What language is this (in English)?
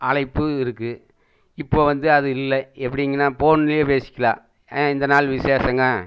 Tamil